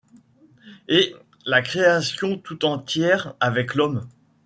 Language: French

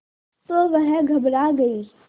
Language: Hindi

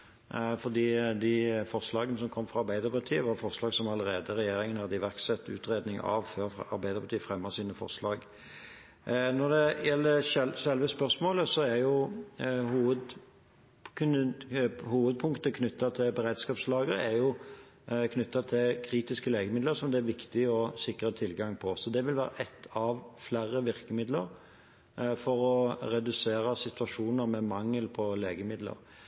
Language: Norwegian Bokmål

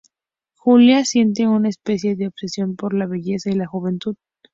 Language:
Spanish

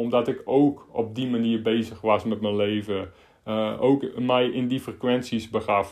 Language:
Dutch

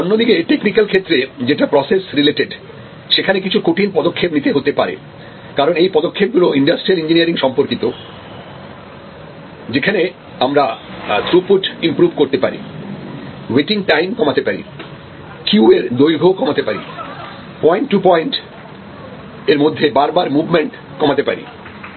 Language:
Bangla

